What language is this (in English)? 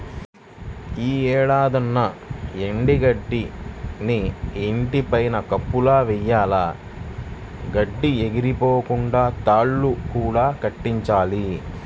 Telugu